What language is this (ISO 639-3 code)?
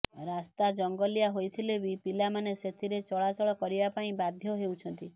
ori